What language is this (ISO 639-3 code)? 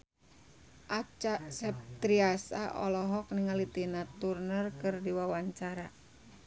sun